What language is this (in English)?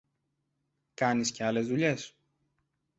Greek